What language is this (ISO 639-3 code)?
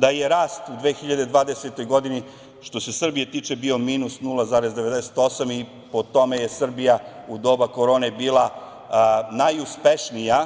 srp